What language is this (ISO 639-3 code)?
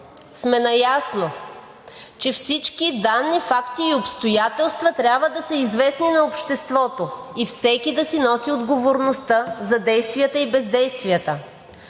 bul